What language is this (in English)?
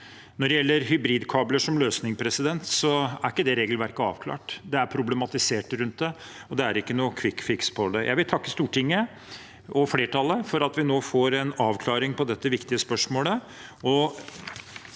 Norwegian